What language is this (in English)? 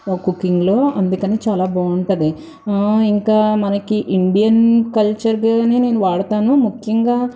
Telugu